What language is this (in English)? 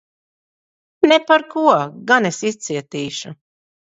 Latvian